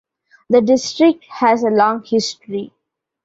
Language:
English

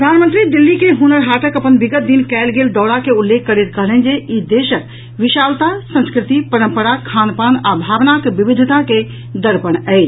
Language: Maithili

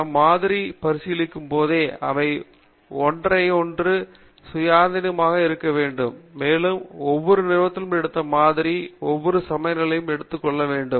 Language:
Tamil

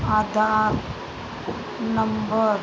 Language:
Sindhi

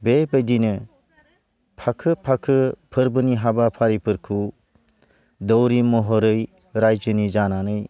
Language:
Bodo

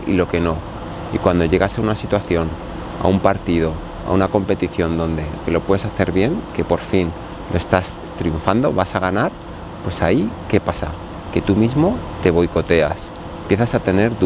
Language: Spanish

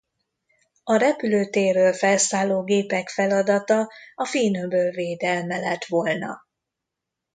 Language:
Hungarian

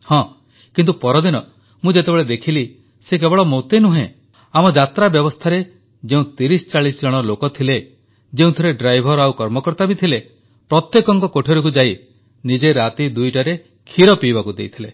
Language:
Odia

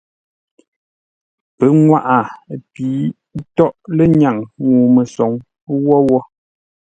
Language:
Ngombale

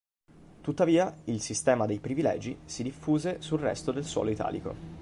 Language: Italian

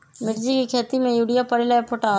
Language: Magahi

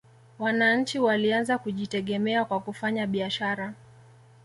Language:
Swahili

